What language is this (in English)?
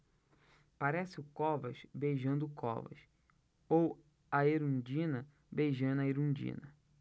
Portuguese